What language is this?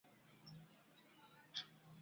Chinese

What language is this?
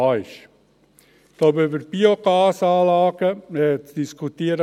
Swiss German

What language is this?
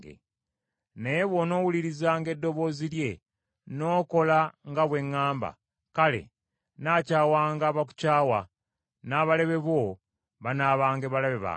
Ganda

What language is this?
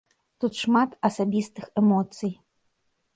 Belarusian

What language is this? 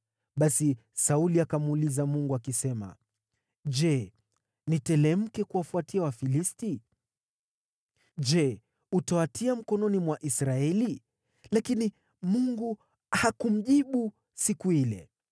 Swahili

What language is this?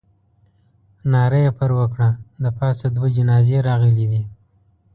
Pashto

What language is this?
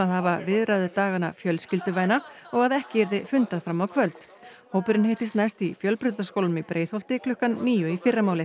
Icelandic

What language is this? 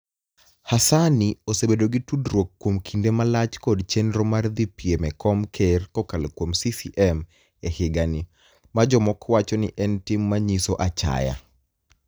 Luo (Kenya and Tanzania)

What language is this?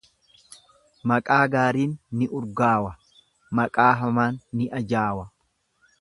Oromo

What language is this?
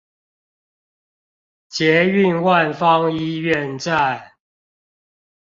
Chinese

